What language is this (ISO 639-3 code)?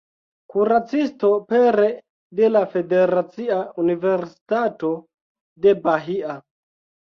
epo